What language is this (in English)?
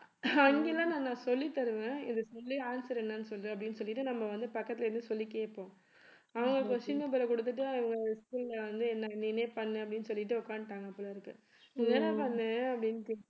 Tamil